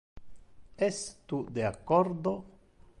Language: Interlingua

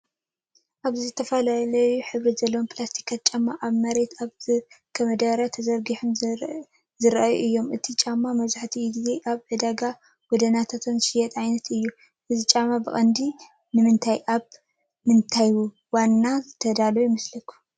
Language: Tigrinya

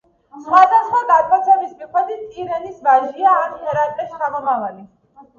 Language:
Georgian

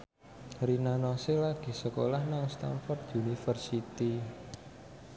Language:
Javanese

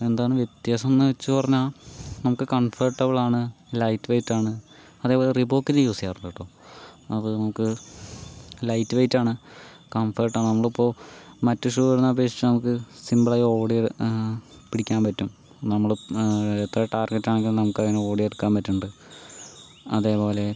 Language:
Malayalam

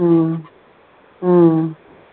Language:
Tamil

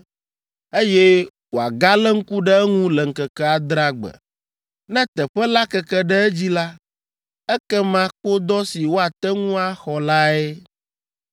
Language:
Ewe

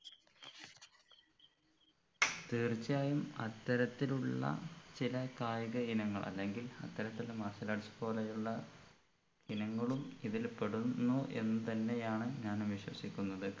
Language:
Malayalam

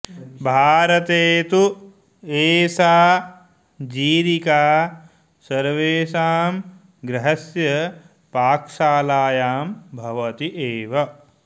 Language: Sanskrit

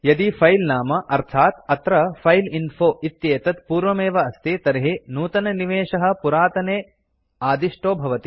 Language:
Sanskrit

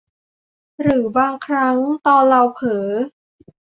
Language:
Thai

